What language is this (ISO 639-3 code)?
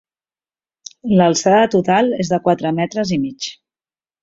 cat